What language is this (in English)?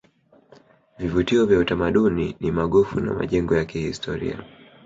Swahili